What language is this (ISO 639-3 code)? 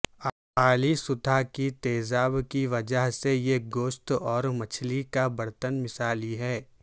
urd